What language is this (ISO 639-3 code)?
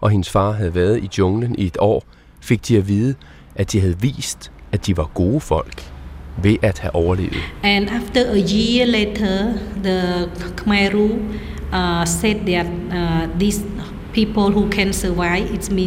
dan